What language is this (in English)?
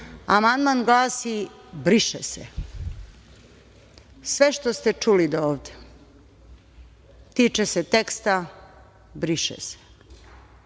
Serbian